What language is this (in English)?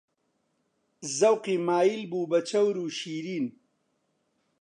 Central Kurdish